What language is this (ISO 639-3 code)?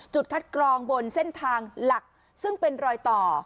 tha